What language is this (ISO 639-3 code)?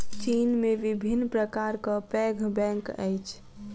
mai